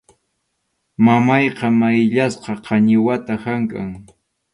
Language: Arequipa-La Unión Quechua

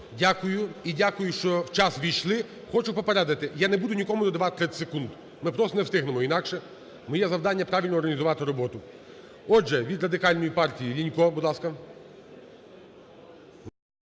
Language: Ukrainian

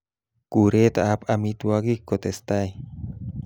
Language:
Kalenjin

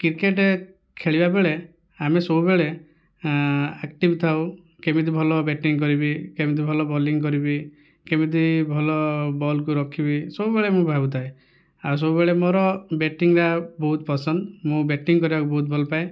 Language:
Odia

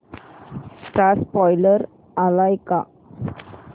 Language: Marathi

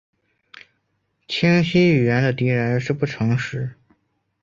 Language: Chinese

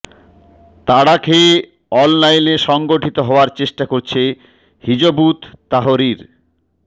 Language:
Bangla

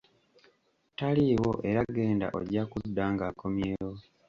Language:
Ganda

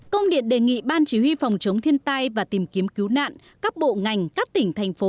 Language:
Vietnamese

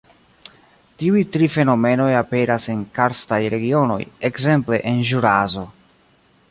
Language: Esperanto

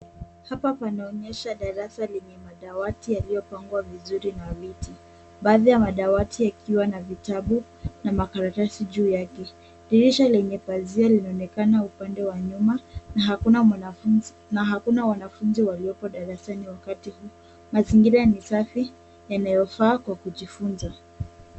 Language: Swahili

